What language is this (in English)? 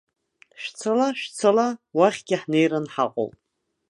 Abkhazian